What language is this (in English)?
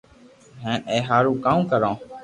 Loarki